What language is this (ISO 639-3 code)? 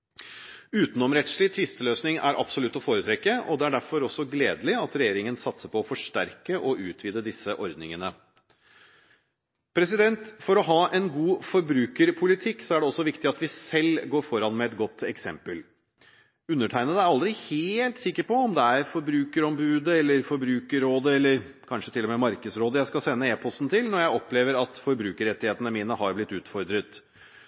nob